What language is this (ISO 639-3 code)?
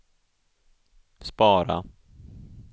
swe